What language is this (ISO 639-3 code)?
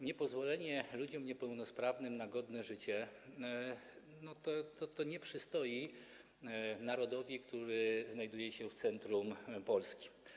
pol